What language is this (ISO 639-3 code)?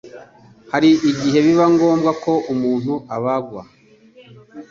kin